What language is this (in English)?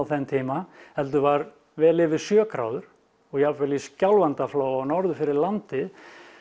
Icelandic